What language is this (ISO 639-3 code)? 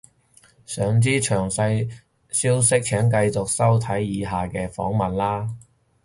yue